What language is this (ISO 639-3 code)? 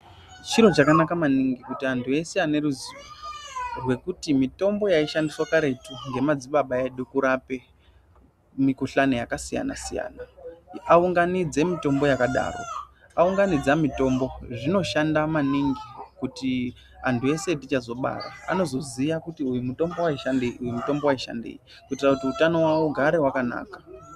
ndc